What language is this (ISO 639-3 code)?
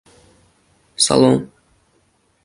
uzb